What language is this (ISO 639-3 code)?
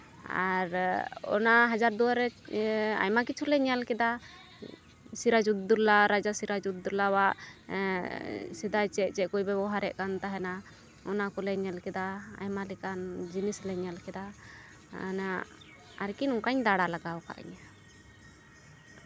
sat